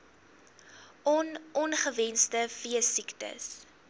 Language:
Afrikaans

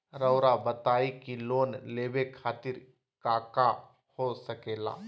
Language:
Magahi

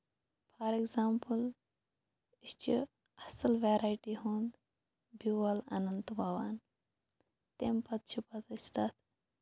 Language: Kashmiri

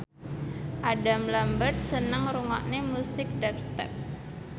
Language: Javanese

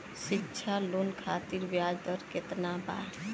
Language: Bhojpuri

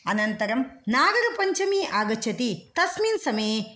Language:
Sanskrit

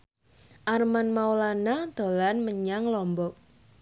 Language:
Javanese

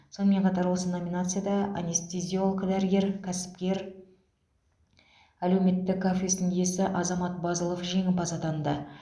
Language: Kazakh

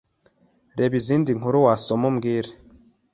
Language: Kinyarwanda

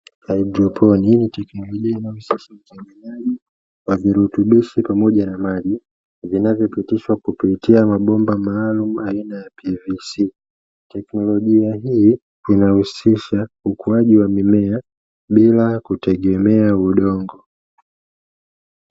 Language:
Swahili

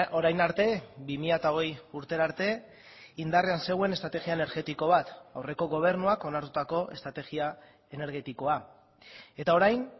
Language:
Basque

